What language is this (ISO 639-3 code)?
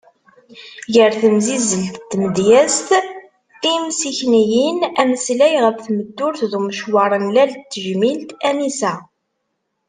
kab